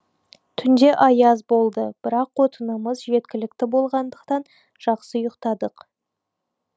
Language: Kazakh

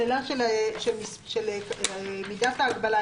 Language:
Hebrew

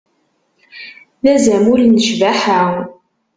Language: Kabyle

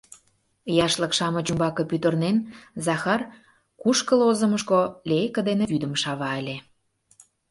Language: Mari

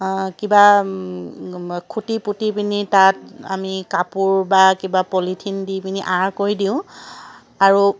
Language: Assamese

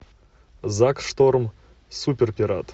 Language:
Russian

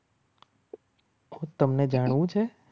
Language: Gujarati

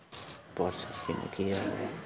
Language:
Nepali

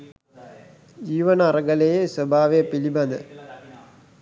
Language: Sinhala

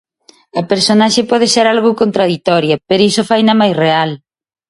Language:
Galician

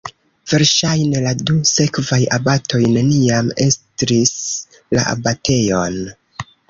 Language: Esperanto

